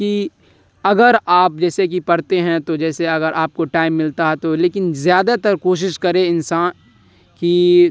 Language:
Urdu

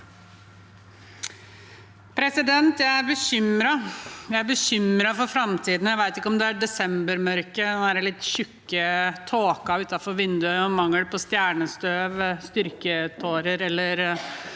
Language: Norwegian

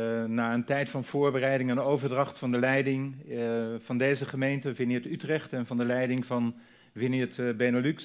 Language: Dutch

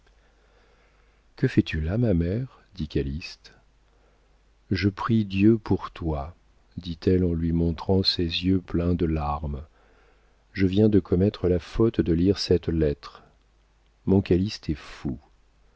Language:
French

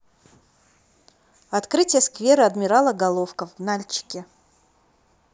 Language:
Russian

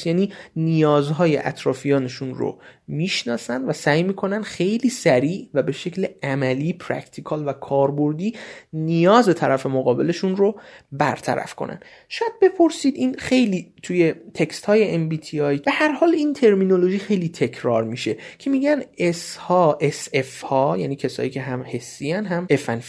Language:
Persian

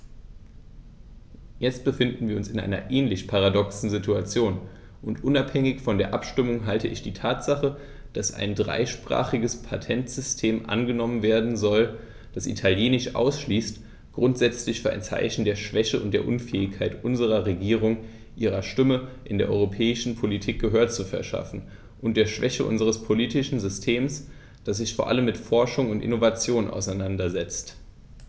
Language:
German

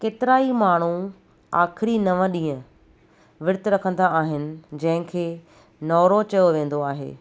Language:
Sindhi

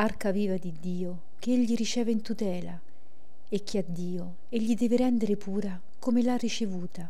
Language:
Italian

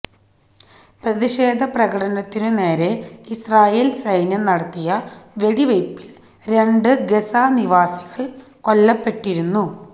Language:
Malayalam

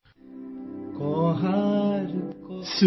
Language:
Gujarati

